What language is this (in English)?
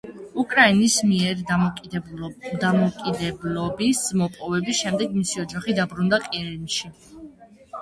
Georgian